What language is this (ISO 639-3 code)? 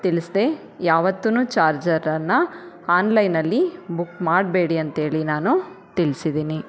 kan